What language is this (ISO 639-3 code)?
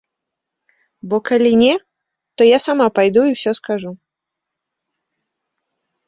bel